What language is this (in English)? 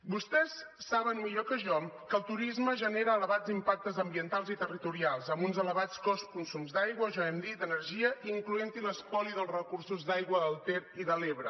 Catalan